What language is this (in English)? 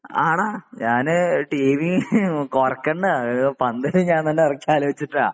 Malayalam